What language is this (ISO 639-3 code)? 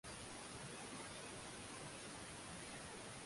swa